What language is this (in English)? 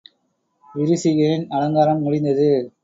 Tamil